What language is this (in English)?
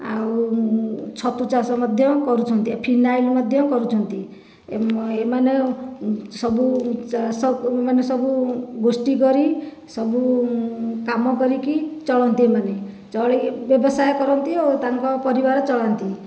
Odia